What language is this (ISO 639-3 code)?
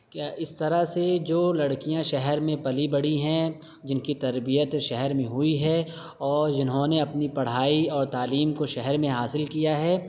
urd